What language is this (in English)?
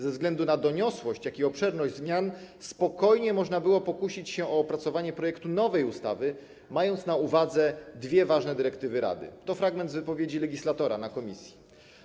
Polish